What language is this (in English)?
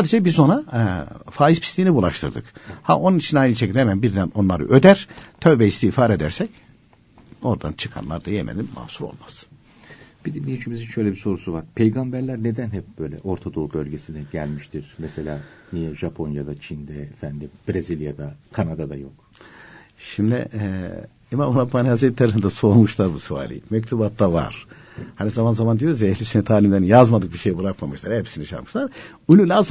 Turkish